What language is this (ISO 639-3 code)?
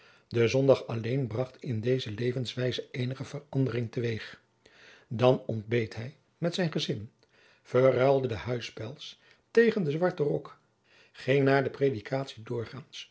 nld